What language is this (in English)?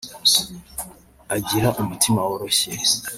Kinyarwanda